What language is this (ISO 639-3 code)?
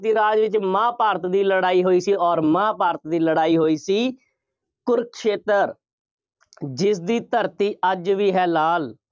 pan